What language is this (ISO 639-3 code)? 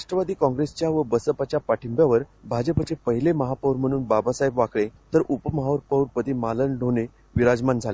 mar